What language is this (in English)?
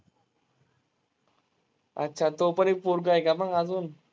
Marathi